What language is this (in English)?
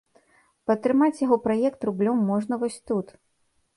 Belarusian